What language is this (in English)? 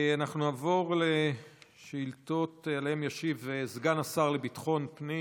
Hebrew